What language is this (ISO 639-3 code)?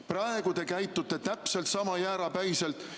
est